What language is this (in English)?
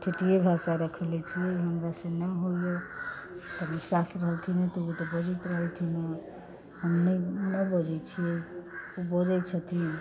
Maithili